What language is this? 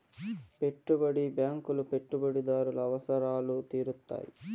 Telugu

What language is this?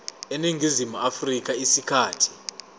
Zulu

